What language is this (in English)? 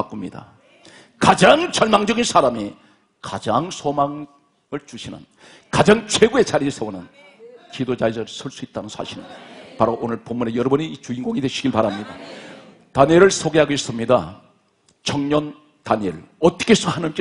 Korean